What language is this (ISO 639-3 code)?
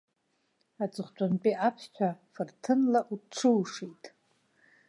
abk